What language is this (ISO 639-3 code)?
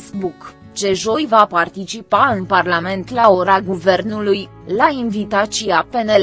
ron